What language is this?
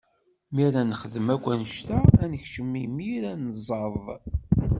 Kabyle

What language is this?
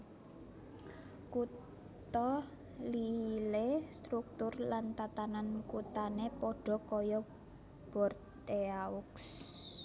Javanese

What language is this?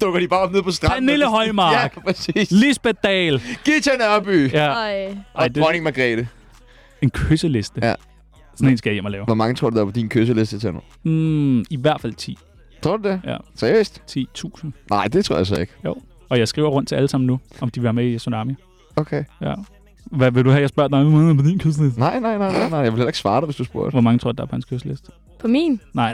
Danish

